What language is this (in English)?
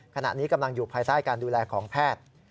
Thai